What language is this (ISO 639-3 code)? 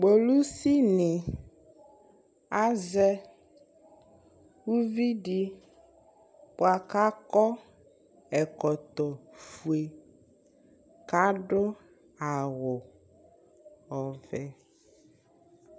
kpo